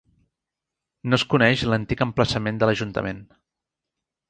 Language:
Catalan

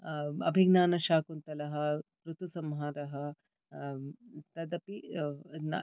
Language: Sanskrit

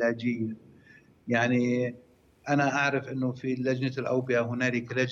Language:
Arabic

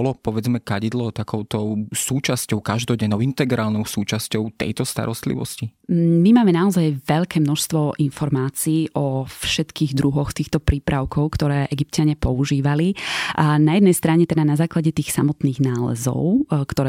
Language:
Slovak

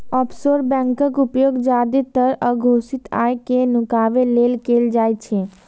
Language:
Maithili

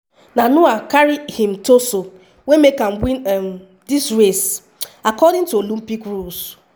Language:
Nigerian Pidgin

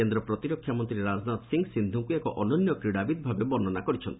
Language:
Odia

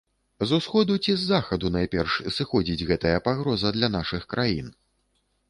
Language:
Belarusian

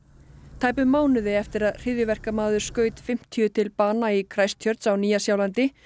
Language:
Icelandic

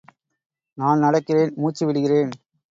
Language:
Tamil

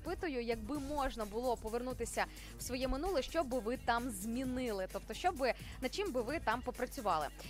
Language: Ukrainian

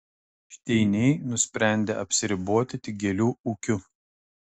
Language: Lithuanian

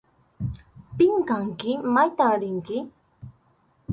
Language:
Arequipa-La Unión Quechua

